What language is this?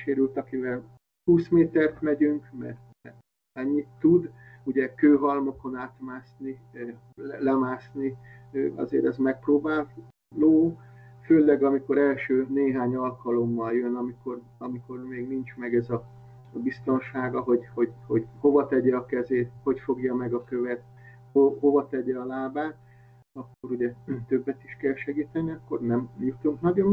Hungarian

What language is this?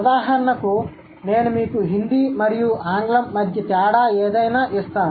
Telugu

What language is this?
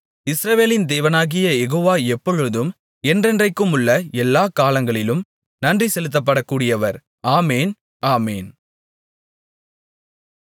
Tamil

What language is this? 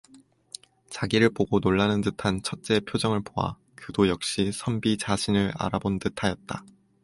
Korean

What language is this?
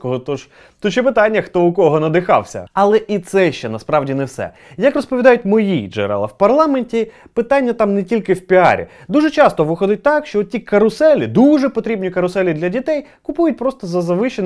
Ukrainian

